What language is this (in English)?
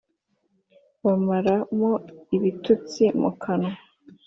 Kinyarwanda